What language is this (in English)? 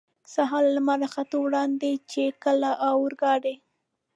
Pashto